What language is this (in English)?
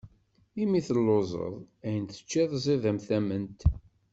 Kabyle